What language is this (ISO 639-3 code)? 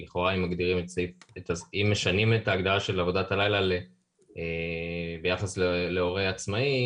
heb